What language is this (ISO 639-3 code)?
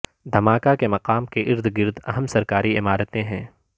urd